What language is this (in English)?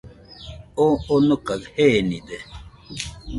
Nüpode Huitoto